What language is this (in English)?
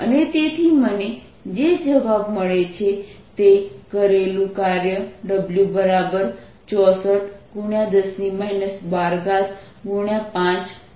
Gujarati